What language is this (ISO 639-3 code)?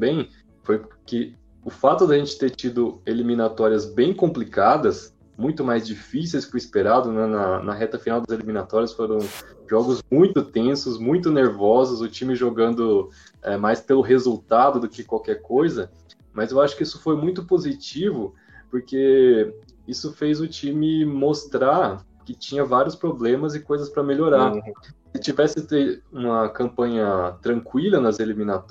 por